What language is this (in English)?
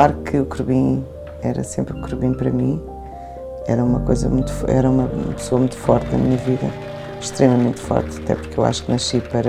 Portuguese